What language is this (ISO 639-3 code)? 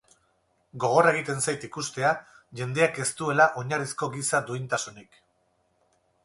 eus